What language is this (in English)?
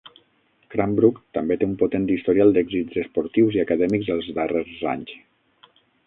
Catalan